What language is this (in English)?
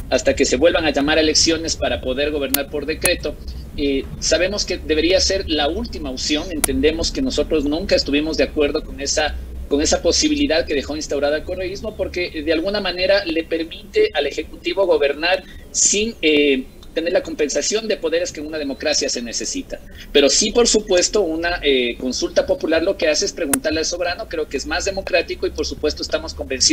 Spanish